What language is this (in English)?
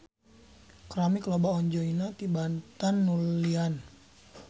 Sundanese